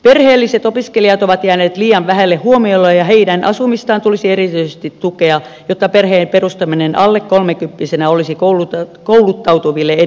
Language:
Finnish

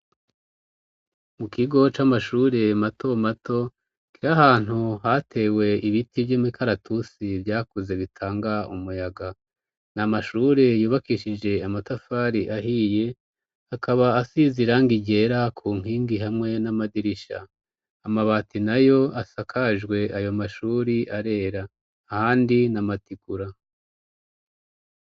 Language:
Rundi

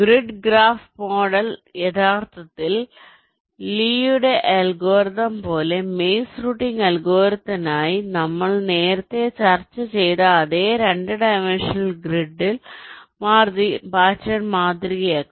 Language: Malayalam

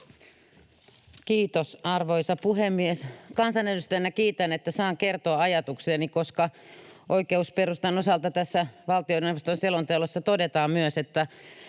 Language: Finnish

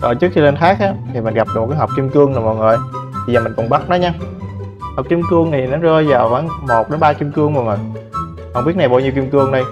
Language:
Vietnamese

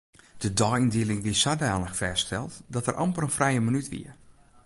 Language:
Western Frisian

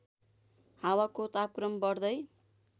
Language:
Nepali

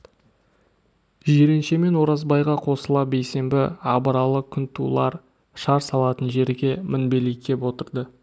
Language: Kazakh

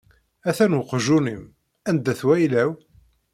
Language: Kabyle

